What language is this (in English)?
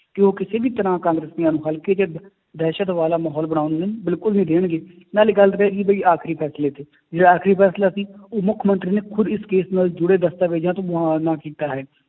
Punjabi